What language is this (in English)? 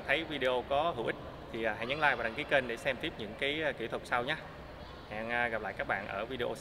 Vietnamese